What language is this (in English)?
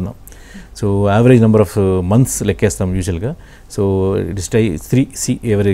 Telugu